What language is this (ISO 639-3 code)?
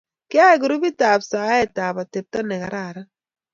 kln